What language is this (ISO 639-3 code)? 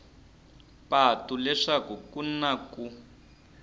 tso